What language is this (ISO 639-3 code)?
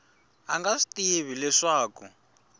tso